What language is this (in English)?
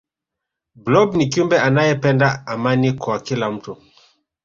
Swahili